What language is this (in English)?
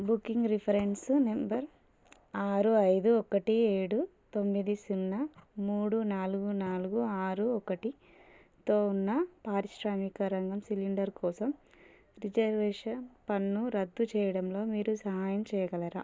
Telugu